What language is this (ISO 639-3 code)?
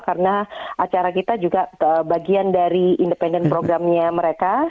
ind